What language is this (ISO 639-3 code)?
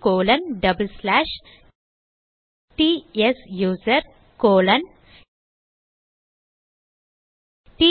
tam